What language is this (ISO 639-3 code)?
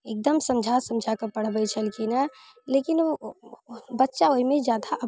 mai